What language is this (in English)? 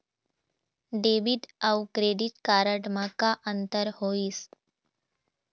Chhattisgarhi